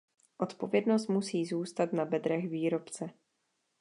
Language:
Czech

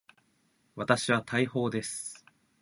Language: Japanese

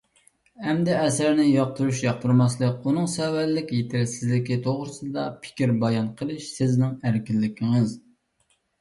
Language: Uyghur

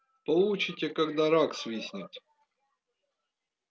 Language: Russian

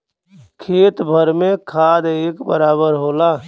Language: Bhojpuri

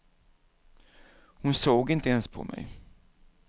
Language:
Swedish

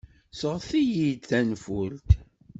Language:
Kabyle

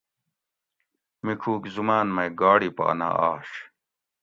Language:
Gawri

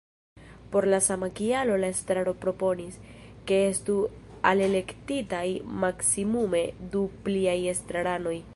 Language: Esperanto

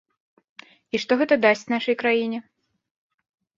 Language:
Belarusian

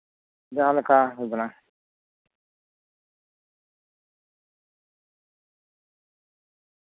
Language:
Santali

